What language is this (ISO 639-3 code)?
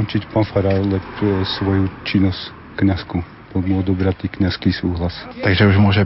slk